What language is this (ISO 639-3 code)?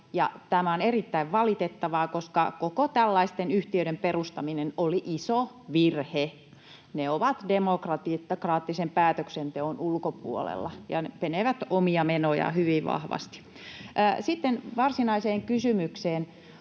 fin